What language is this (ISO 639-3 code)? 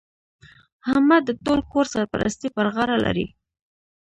pus